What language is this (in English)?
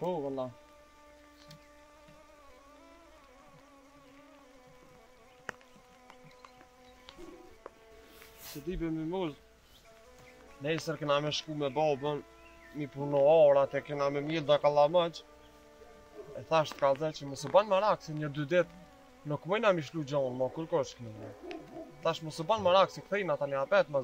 Romanian